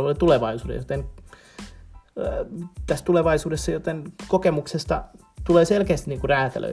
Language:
Finnish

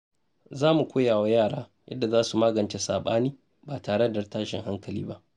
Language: Hausa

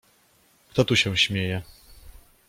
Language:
Polish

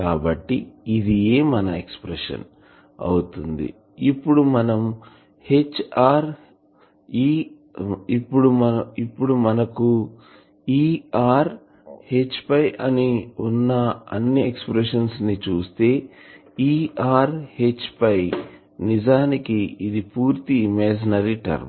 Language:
Telugu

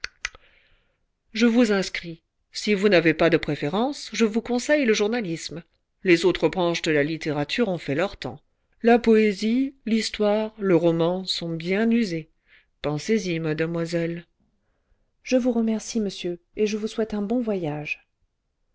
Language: French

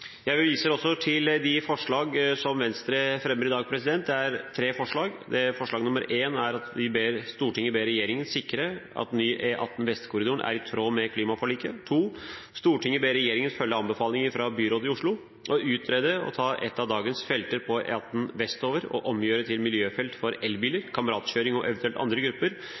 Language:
Norwegian Bokmål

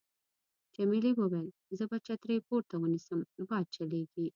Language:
Pashto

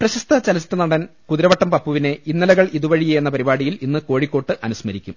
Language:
Malayalam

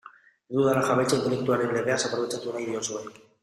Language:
Basque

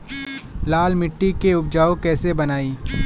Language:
Bhojpuri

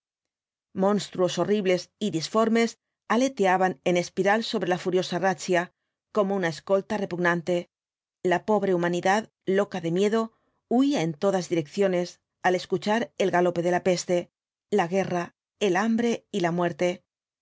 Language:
Spanish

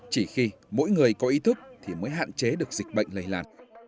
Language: Vietnamese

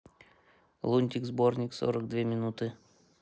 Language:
Russian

